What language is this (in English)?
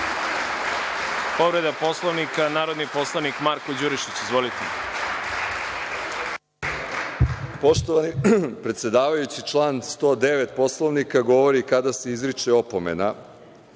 Serbian